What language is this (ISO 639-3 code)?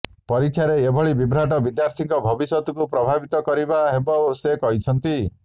ori